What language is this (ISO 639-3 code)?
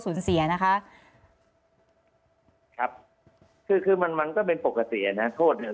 tha